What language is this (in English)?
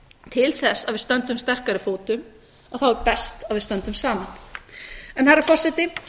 Icelandic